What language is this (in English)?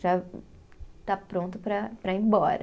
Portuguese